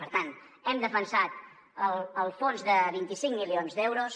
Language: Catalan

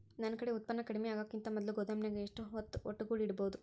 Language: Kannada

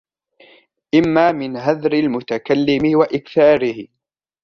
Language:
Arabic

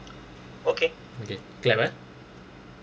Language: English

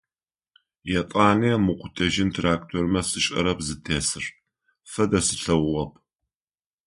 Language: Adyghe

